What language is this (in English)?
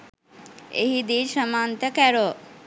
Sinhala